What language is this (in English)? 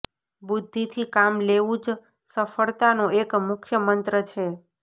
Gujarati